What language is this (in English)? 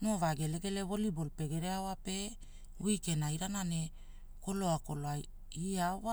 Hula